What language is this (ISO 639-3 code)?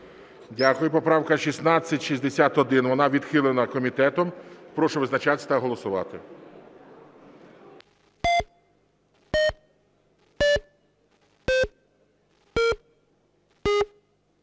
ukr